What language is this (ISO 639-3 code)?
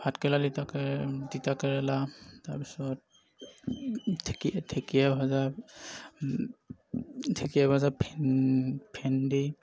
asm